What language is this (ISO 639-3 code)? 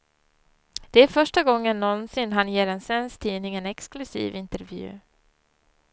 swe